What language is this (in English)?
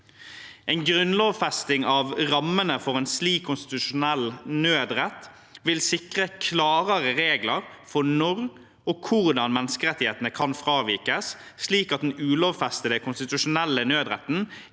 Norwegian